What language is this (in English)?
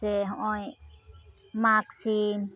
Santali